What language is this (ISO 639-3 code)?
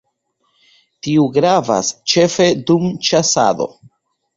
epo